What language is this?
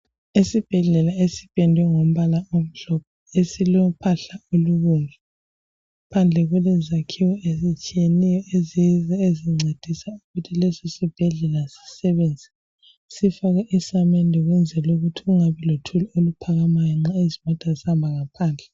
North Ndebele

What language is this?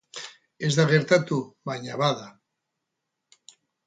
Basque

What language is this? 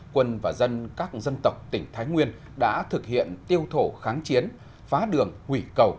Vietnamese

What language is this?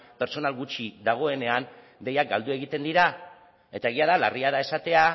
Basque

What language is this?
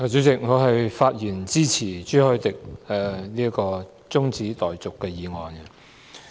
Cantonese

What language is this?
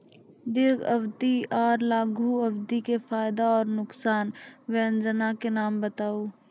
Maithili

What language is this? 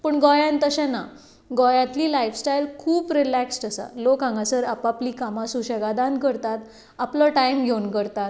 Konkani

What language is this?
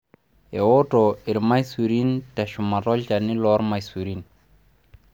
Masai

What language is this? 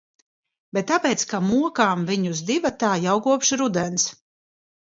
Latvian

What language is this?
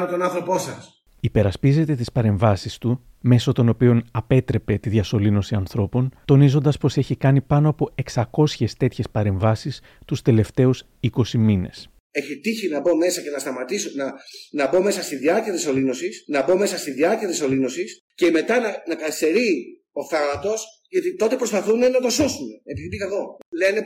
Greek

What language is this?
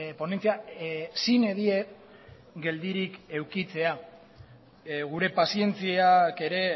Basque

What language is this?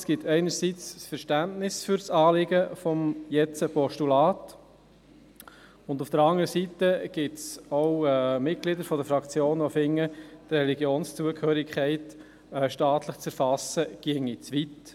Swiss German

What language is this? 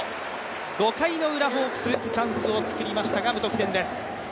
Japanese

